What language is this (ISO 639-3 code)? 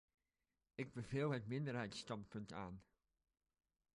nld